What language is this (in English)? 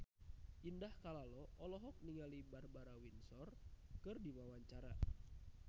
Sundanese